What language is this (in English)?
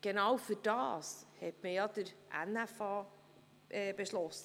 Swiss German